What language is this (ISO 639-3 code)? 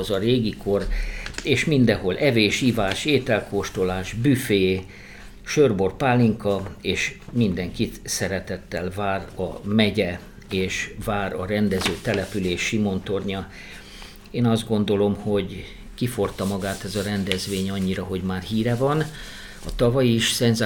hun